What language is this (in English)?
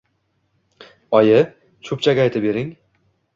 Uzbek